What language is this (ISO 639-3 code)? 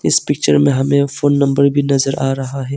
hin